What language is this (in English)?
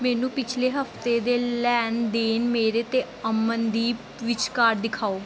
Punjabi